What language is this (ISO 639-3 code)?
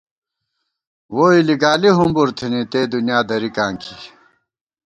gwt